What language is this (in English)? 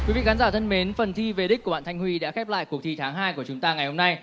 Vietnamese